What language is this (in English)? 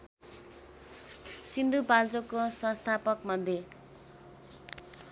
Nepali